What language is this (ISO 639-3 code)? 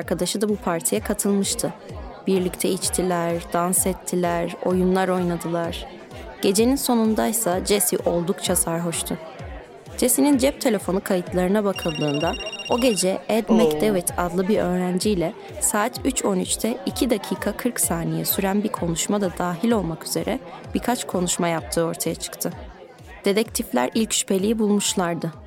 tur